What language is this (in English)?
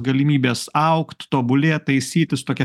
Lithuanian